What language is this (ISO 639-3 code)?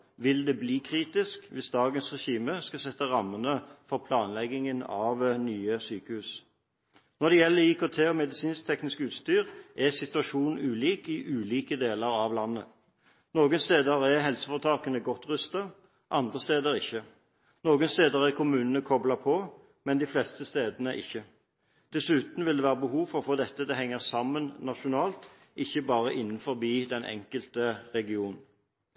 nob